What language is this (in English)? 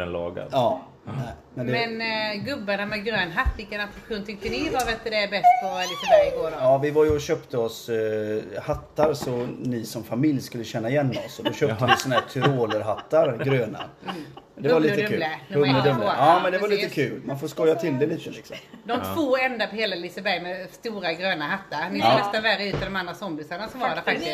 Swedish